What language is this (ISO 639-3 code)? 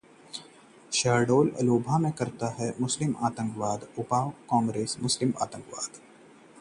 hin